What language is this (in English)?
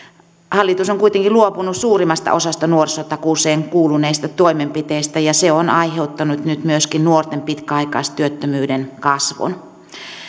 Finnish